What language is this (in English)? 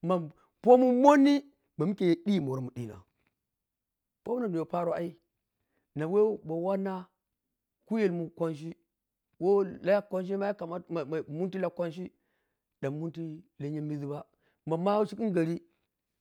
Piya-Kwonci